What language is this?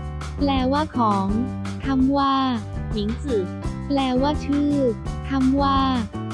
Thai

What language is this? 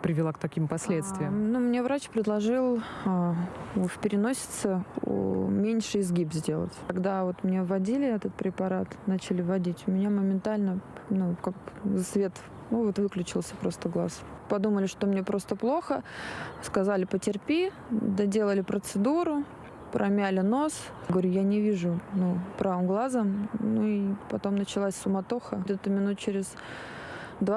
Russian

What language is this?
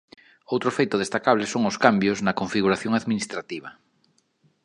Galician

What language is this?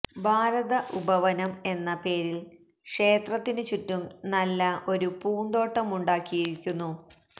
Malayalam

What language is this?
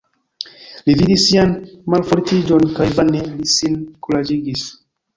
Esperanto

